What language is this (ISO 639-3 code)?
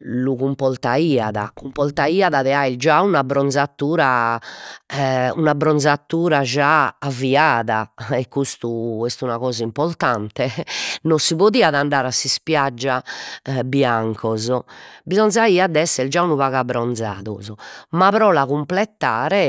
srd